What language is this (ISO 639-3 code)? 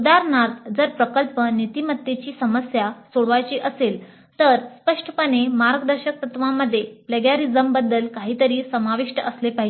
mar